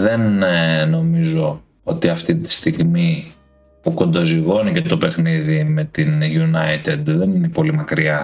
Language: Greek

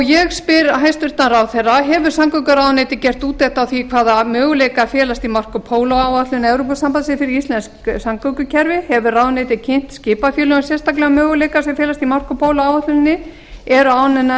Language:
Icelandic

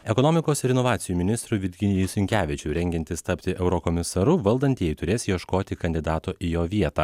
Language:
Lithuanian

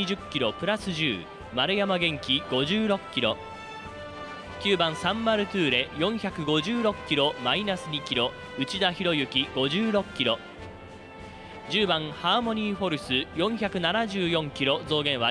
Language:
Japanese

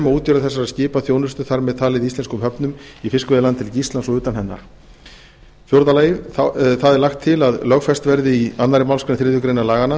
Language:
Icelandic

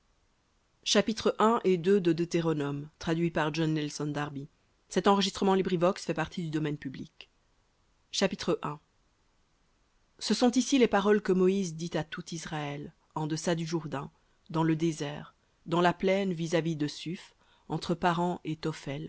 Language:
French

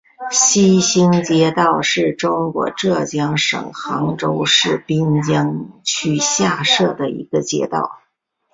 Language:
Chinese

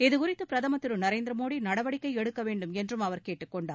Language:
Tamil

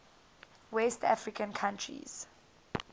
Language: English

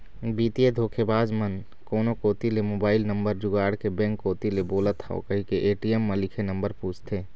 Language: Chhattisgarhi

